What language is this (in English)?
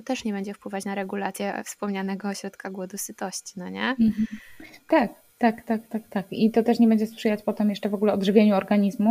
Polish